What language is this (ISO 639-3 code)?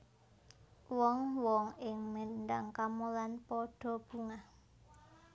jav